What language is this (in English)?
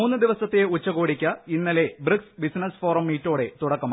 Malayalam